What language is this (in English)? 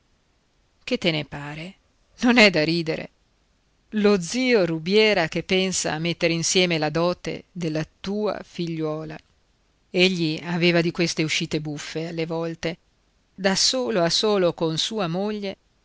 Italian